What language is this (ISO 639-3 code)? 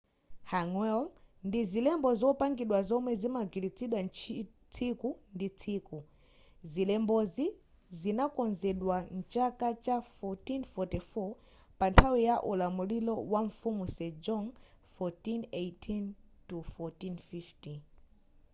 nya